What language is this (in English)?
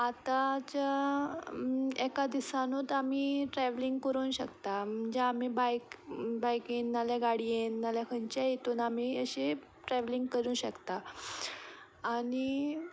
Konkani